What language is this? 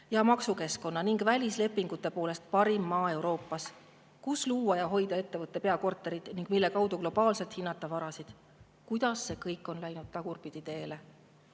Estonian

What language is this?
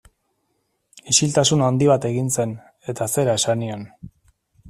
Basque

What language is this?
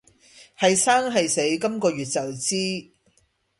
Cantonese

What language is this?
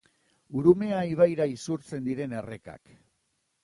Basque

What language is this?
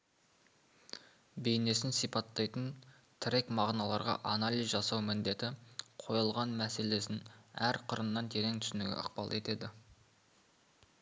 Kazakh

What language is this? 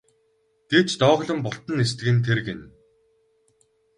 Mongolian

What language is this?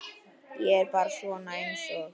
Icelandic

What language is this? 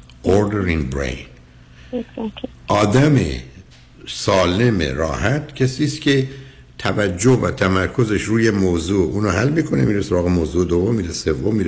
Persian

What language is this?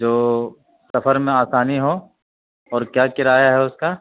Urdu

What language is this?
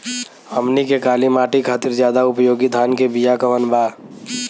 Bhojpuri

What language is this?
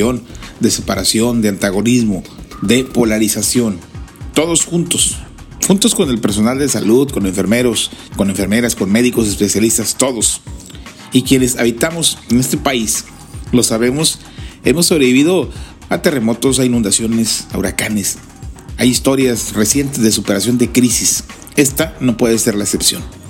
Spanish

